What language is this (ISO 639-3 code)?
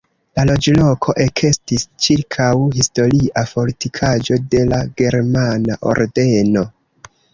epo